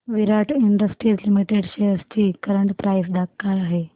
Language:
Marathi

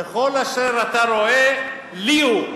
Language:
Hebrew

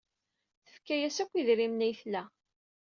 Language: Kabyle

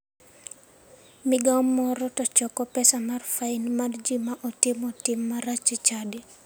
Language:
Luo (Kenya and Tanzania)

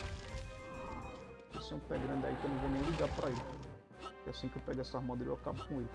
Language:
Portuguese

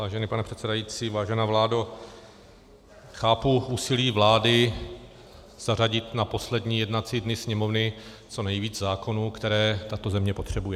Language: Czech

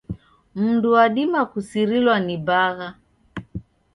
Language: Taita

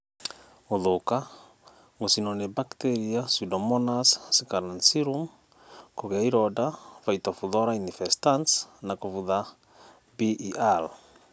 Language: Kikuyu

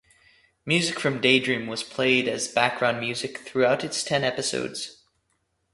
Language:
English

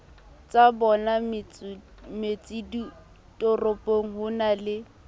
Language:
Southern Sotho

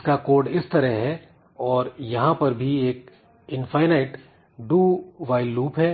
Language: Hindi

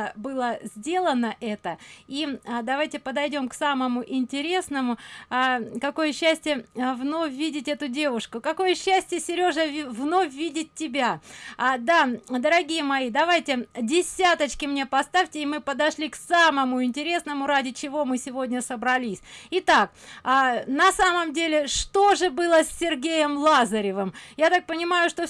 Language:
Russian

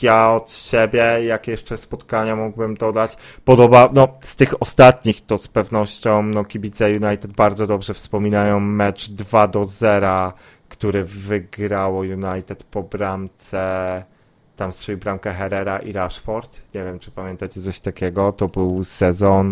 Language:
Polish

